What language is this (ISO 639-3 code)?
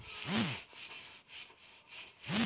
bho